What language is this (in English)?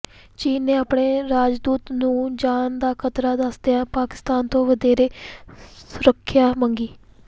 Punjabi